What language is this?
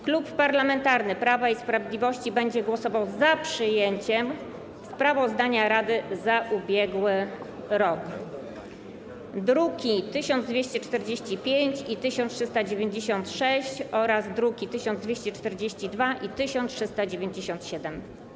Polish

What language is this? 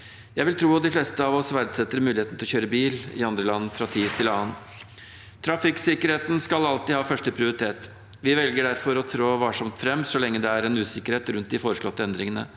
Norwegian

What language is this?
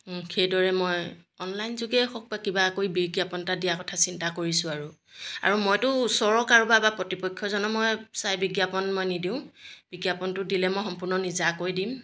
Assamese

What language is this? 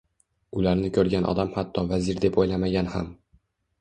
Uzbek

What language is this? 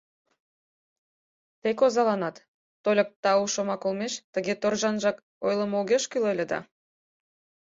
Mari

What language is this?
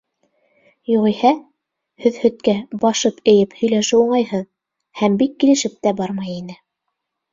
Bashkir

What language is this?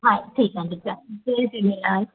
Sindhi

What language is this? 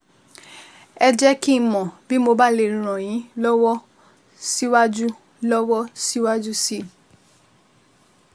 Yoruba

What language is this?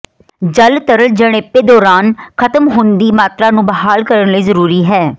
Punjabi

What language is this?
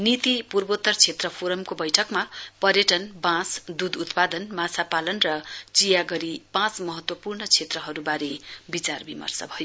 Nepali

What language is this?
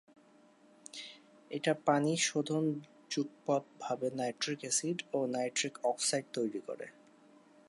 Bangla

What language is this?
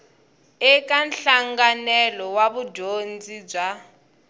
Tsonga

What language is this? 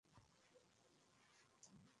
Bangla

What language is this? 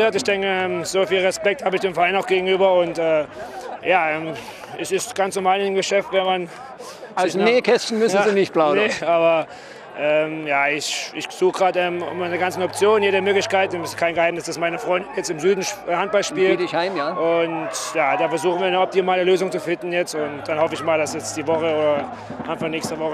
German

